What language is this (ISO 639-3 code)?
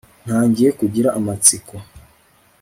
kin